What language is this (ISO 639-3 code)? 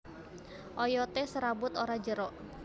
jav